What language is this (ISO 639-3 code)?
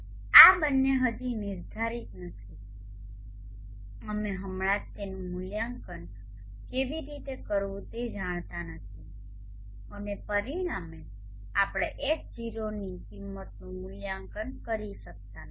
guj